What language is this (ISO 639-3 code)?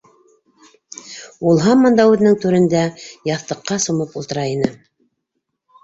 bak